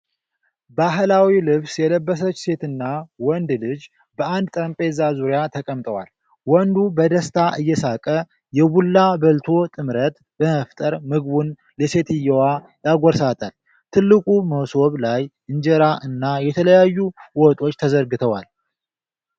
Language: Amharic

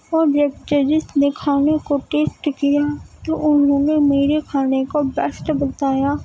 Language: Urdu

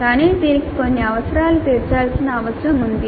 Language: Telugu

